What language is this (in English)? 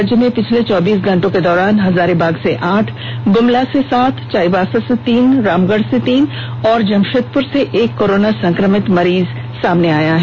Hindi